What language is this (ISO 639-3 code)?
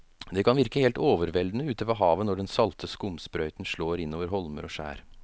nor